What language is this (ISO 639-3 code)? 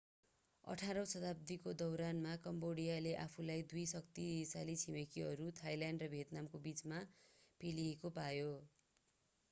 nep